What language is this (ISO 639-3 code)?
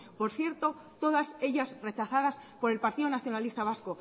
spa